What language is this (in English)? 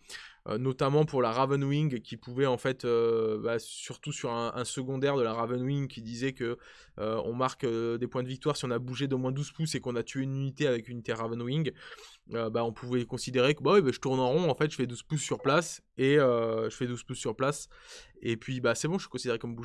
French